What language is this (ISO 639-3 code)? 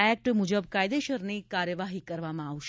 guj